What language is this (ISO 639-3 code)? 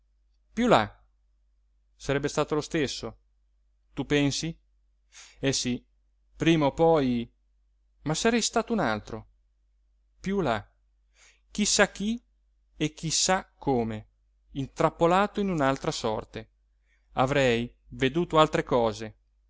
ita